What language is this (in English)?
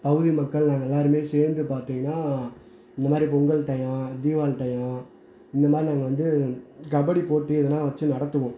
Tamil